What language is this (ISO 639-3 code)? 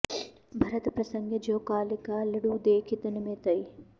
san